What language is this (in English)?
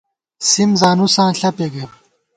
Gawar-Bati